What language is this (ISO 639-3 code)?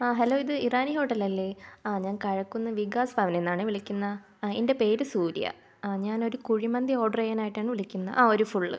mal